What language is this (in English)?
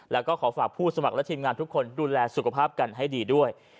Thai